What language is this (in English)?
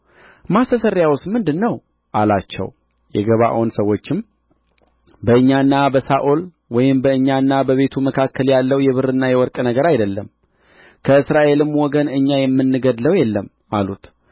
Amharic